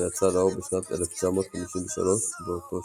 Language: Hebrew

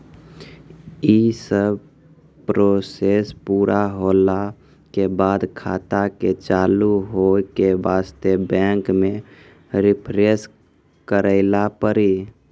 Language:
Maithili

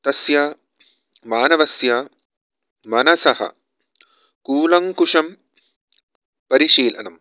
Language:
Sanskrit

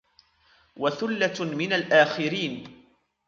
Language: Arabic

